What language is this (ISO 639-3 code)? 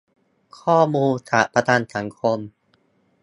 tha